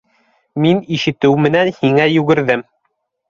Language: Bashkir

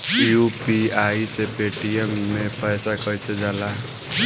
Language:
Bhojpuri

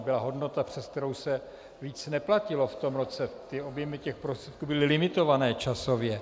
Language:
Czech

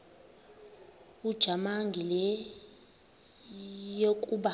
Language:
Xhosa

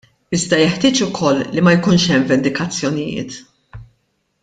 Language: Maltese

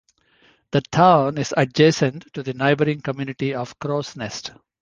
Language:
English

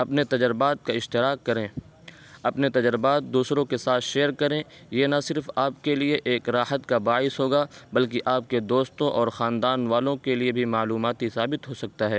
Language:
Urdu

